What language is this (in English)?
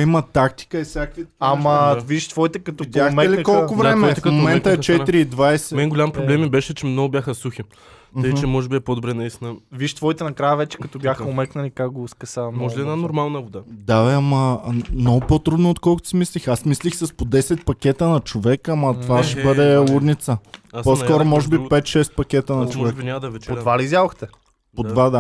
Bulgarian